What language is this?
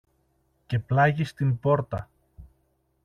Greek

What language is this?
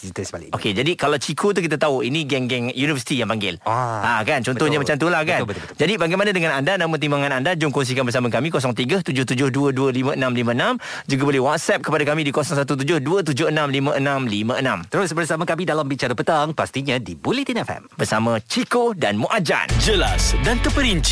Malay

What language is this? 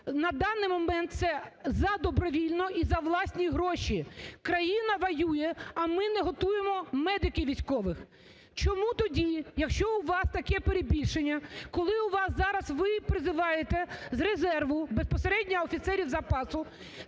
Ukrainian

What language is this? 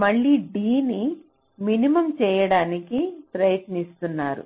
Telugu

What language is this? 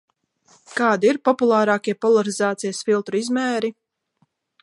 Latvian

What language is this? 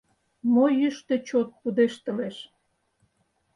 Mari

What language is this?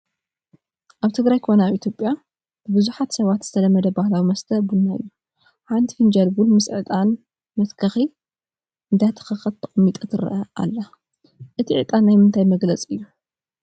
Tigrinya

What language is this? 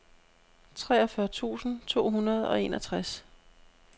Danish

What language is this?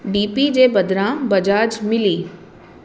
Sindhi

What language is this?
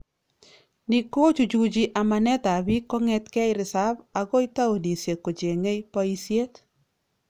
Kalenjin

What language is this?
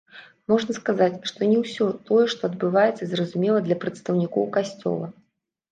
Belarusian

